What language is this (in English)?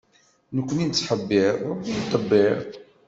Kabyle